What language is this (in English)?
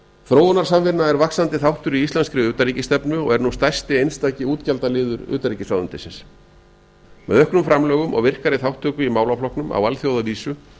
Icelandic